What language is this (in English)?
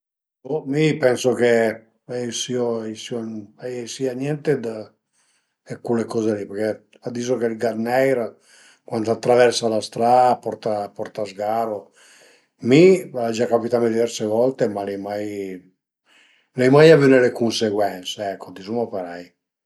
Piedmontese